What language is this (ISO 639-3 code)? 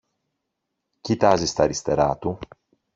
ell